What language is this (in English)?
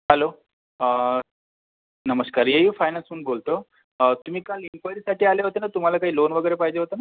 Marathi